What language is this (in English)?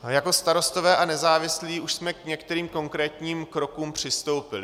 Czech